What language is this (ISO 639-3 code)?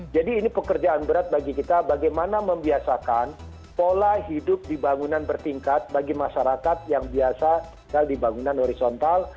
ind